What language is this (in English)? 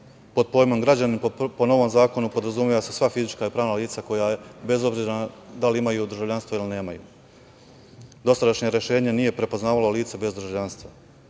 Serbian